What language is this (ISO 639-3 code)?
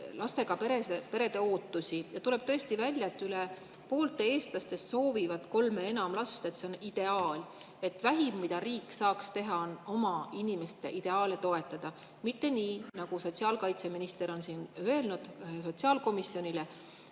est